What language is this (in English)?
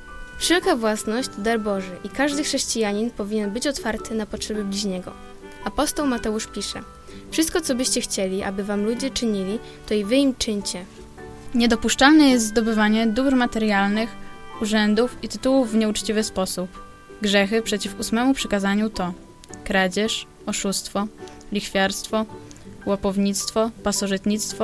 Polish